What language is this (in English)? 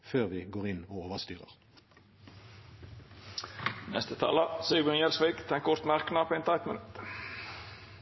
Norwegian